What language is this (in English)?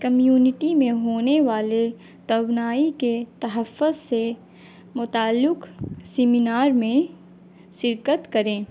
Urdu